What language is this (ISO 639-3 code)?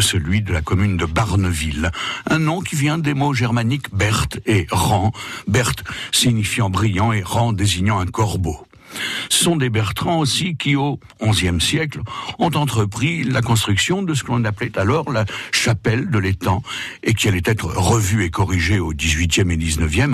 fra